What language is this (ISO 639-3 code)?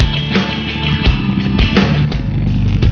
ind